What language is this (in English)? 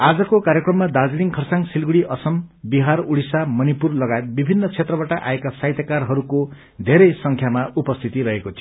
Nepali